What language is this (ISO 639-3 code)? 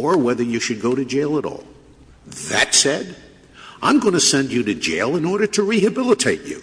eng